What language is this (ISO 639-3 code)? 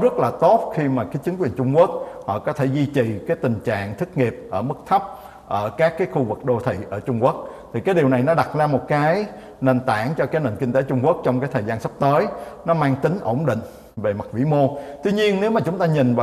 vie